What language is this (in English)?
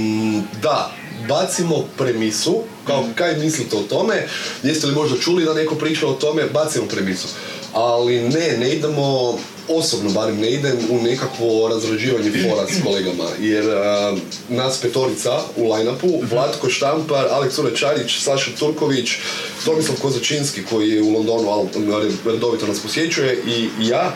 Croatian